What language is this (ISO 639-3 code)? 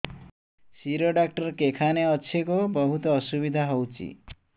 ori